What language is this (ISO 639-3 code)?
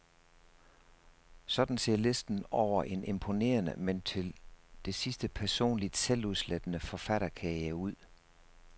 dan